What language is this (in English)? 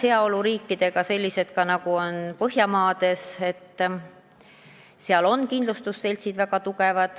Estonian